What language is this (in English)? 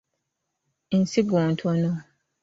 Ganda